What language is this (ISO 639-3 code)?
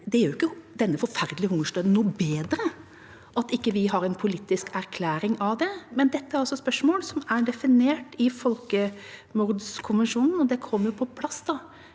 nor